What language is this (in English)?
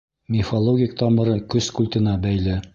Bashkir